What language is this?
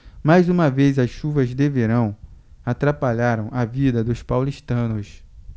Portuguese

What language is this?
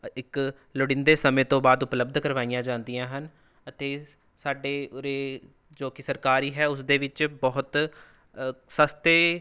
Punjabi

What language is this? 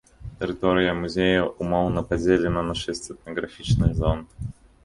Belarusian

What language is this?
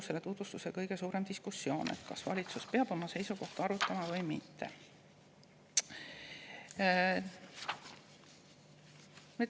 Estonian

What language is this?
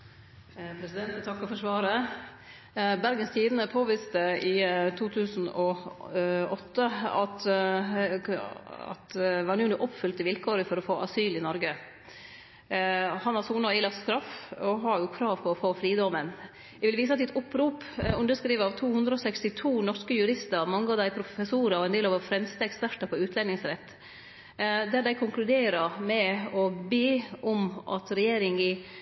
Norwegian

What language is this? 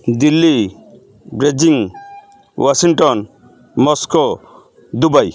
Odia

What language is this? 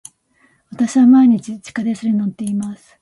Japanese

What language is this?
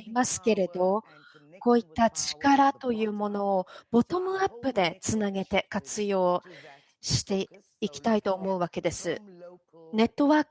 Japanese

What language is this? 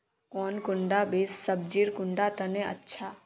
Magahi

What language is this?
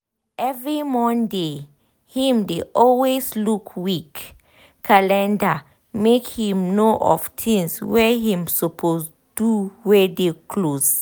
Nigerian Pidgin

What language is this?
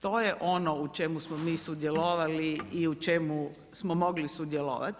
Croatian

